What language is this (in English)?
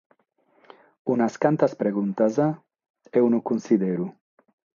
Sardinian